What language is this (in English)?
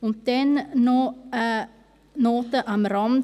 Swiss German